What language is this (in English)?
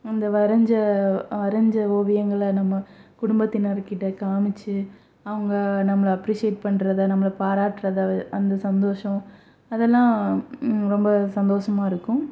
Tamil